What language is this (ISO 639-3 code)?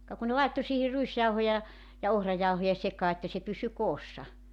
fin